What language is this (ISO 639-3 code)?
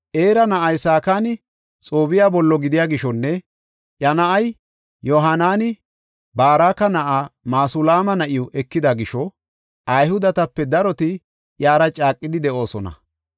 gof